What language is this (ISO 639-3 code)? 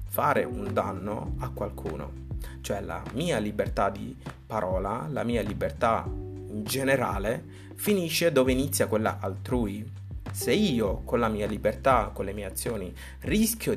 ita